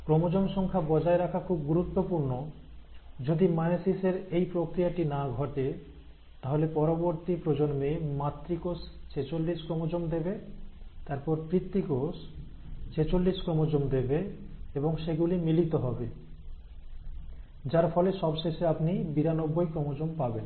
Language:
Bangla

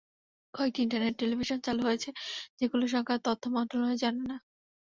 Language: Bangla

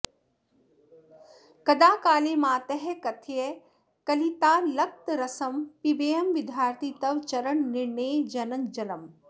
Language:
Sanskrit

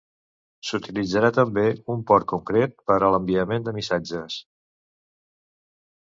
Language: Catalan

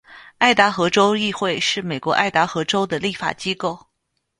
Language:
Chinese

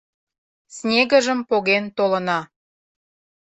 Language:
Mari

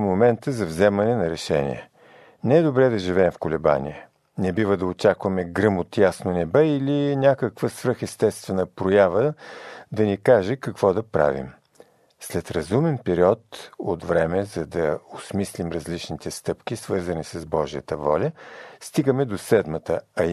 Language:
Bulgarian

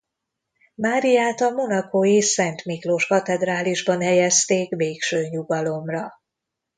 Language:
Hungarian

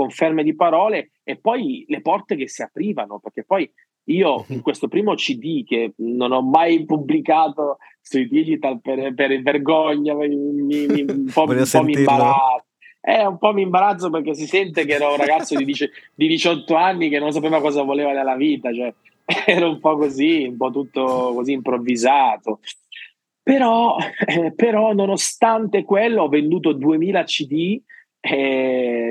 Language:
Italian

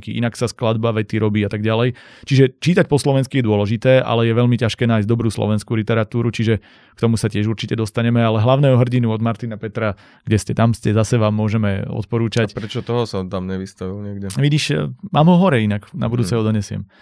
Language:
Slovak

